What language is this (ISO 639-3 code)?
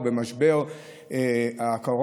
heb